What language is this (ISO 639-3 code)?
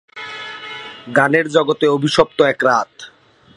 ben